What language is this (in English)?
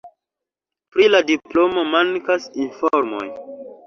Esperanto